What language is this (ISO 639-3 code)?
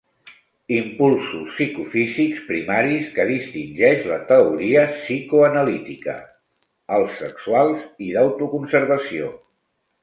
cat